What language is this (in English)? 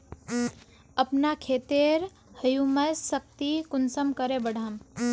Magahi